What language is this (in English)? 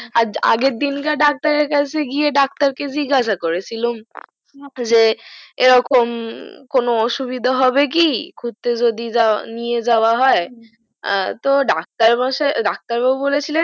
Bangla